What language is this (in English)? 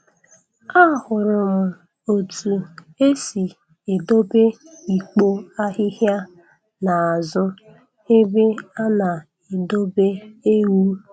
Igbo